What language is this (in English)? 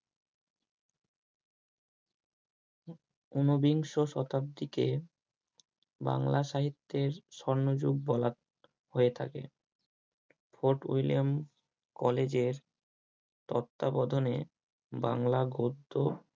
Bangla